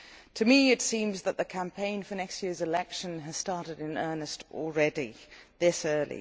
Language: English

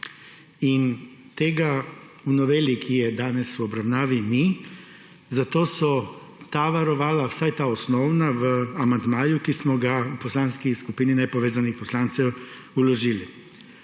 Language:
Slovenian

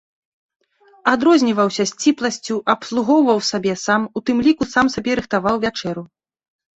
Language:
Belarusian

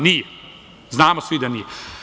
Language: Serbian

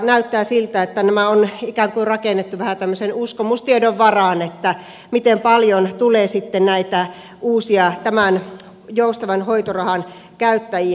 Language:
Finnish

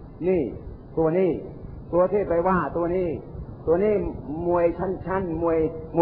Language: Thai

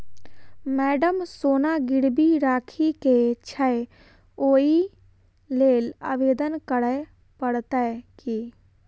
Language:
Maithili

